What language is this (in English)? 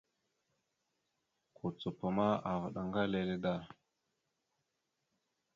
Mada (Cameroon)